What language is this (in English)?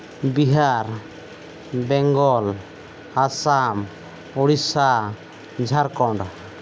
Santali